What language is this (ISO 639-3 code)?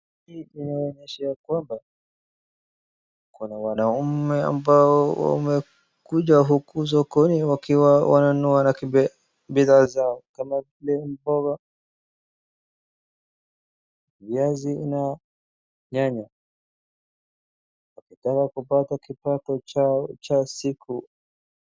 swa